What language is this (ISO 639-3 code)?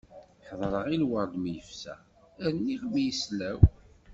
kab